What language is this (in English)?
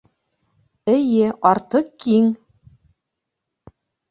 Bashkir